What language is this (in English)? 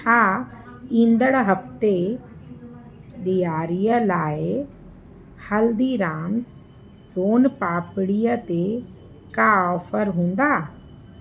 Sindhi